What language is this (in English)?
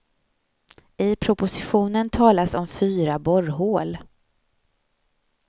Swedish